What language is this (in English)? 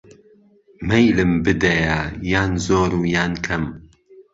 Central Kurdish